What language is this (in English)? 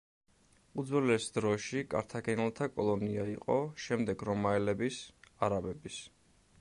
Georgian